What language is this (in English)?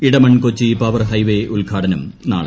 Malayalam